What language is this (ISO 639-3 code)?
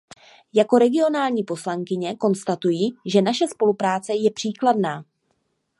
ces